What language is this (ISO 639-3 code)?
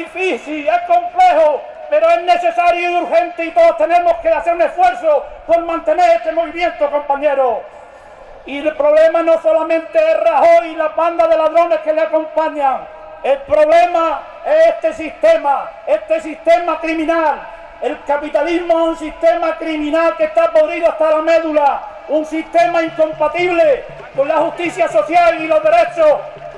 spa